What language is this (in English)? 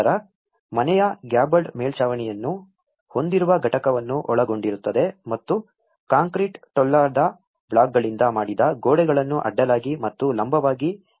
Kannada